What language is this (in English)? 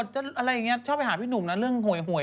Thai